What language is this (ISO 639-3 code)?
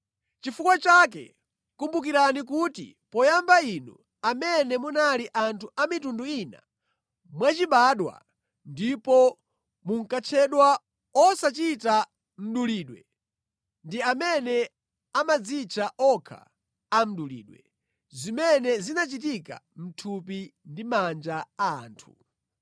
nya